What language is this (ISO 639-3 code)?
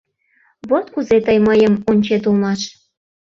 chm